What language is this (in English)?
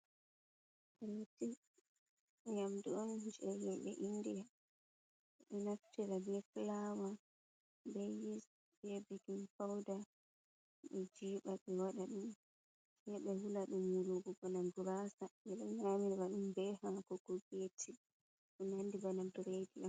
Fula